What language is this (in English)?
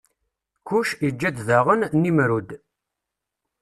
Kabyle